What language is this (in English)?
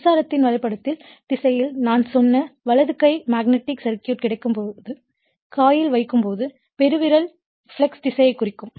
Tamil